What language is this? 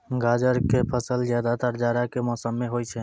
Maithili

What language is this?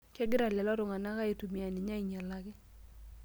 Masai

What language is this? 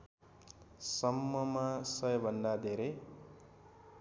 Nepali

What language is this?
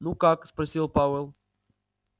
Russian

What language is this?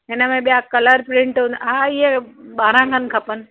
Sindhi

